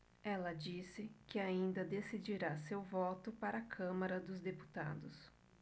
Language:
Portuguese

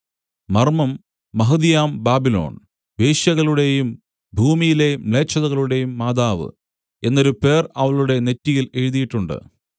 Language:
Malayalam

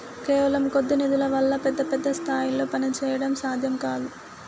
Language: Telugu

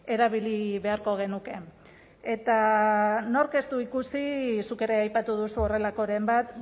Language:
Basque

